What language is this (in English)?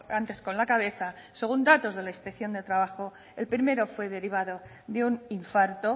Spanish